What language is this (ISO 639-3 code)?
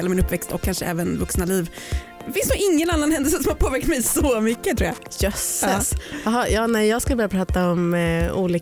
swe